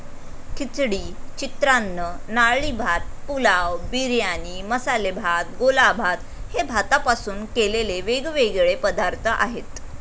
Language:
Marathi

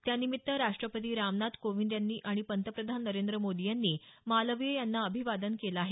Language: Marathi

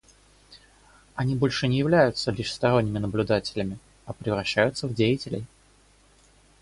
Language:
Russian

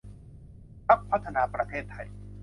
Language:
Thai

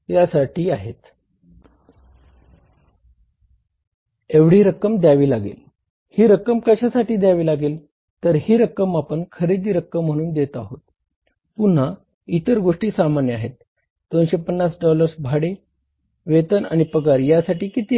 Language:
Marathi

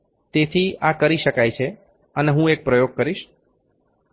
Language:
Gujarati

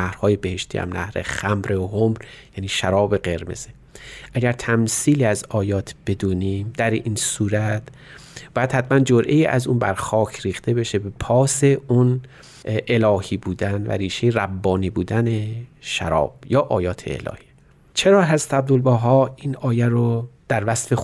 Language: Persian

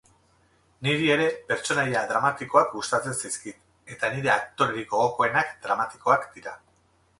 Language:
Basque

